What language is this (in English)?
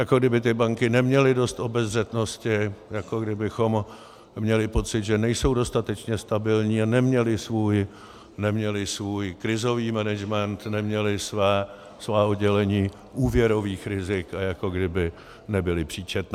Czech